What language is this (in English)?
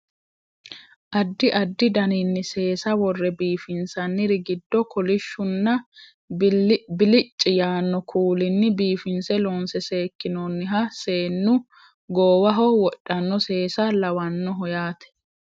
Sidamo